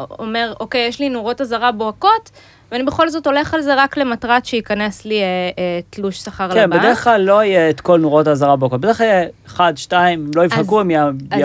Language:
Hebrew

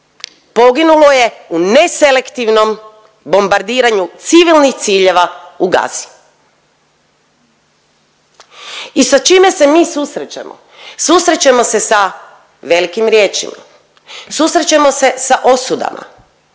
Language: Croatian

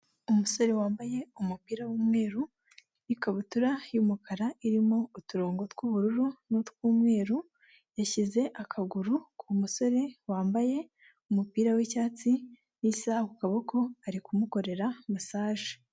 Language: Kinyarwanda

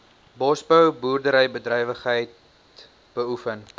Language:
Afrikaans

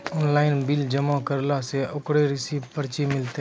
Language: Maithili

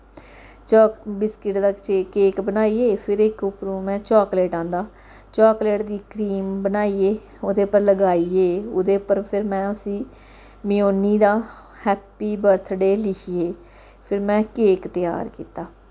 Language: Dogri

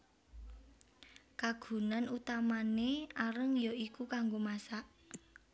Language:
Javanese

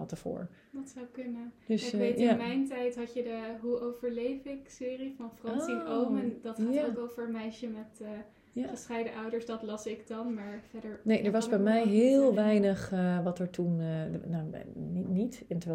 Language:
Dutch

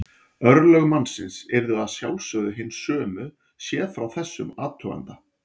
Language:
Icelandic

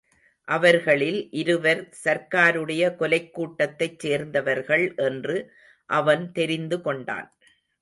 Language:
Tamil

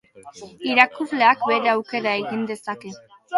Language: Basque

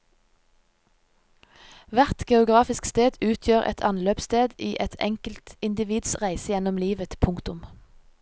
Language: Norwegian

